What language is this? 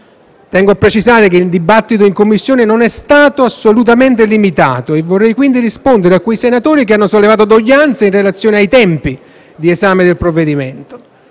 Italian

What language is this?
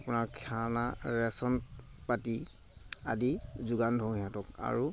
Assamese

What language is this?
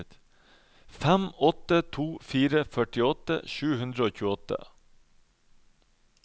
Norwegian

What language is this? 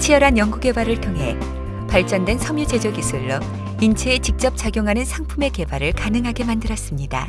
Korean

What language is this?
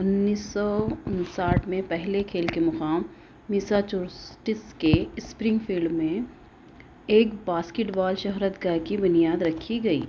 Urdu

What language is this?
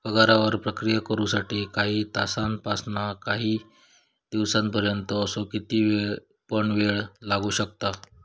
Marathi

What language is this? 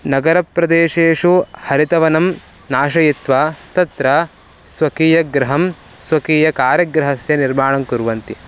Sanskrit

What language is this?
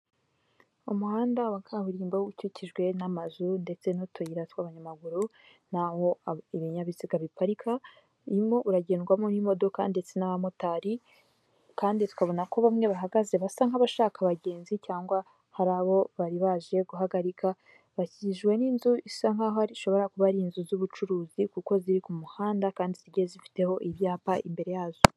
Kinyarwanda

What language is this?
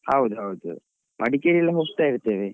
Kannada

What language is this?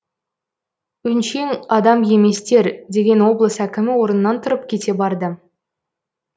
Kazakh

